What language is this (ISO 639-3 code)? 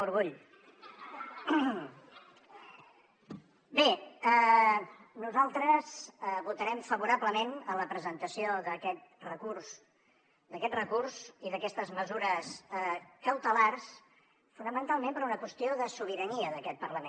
cat